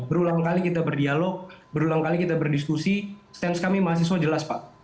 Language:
Indonesian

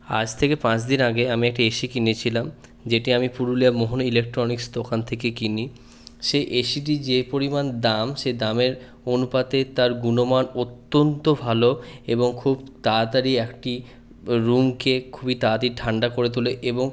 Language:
Bangla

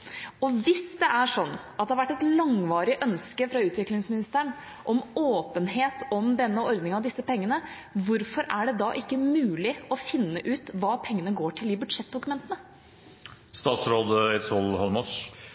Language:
Norwegian Bokmål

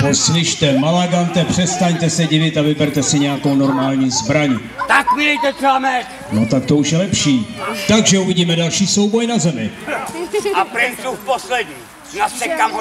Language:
Czech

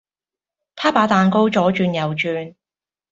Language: Cantonese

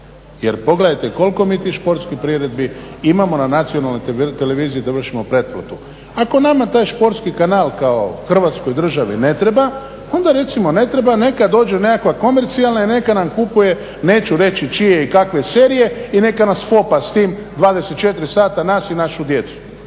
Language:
Croatian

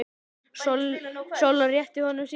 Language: Icelandic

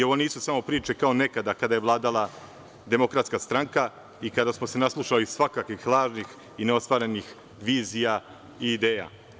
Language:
Serbian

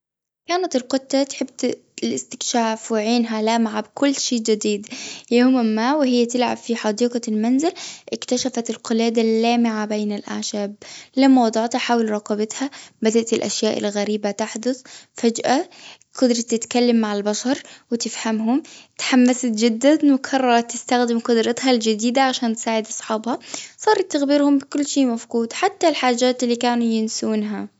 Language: Gulf Arabic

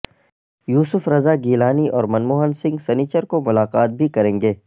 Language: Urdu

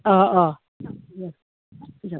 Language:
Bodo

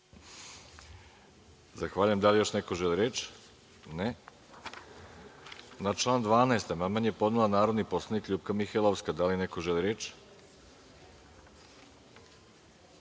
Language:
Serbian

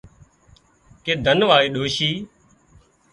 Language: Wadiyara Koli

